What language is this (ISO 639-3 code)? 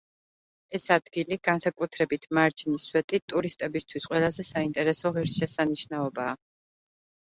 kat